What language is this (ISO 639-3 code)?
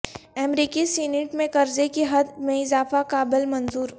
urd